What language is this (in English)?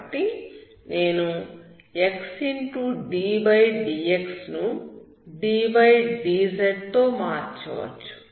Telugu